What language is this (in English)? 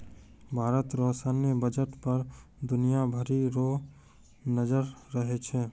Maithili